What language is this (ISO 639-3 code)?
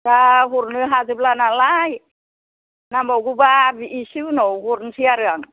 brx